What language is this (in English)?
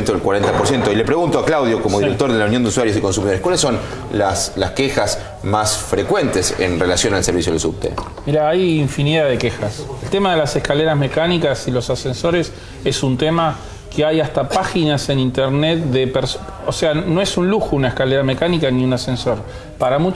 Spanish